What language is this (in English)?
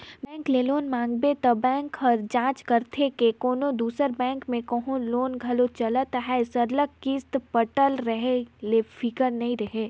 Chhattisgarhi